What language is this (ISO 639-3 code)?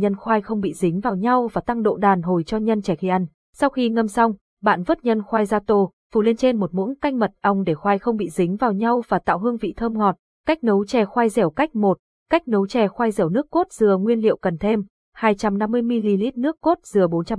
vie